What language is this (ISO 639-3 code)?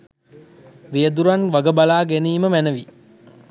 sin